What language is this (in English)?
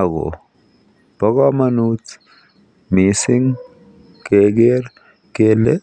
Kalenjin